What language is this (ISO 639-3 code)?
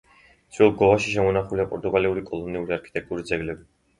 kat